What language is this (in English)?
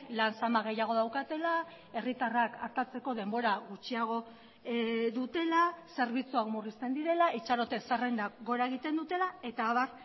Basque